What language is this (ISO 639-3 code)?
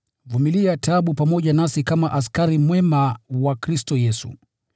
swa